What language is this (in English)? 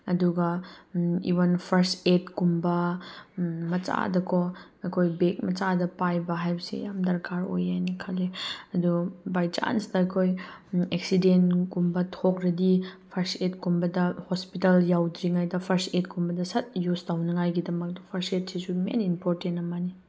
Manipuri